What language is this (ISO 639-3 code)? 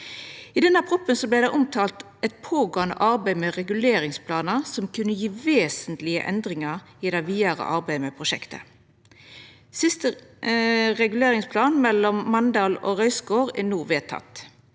nor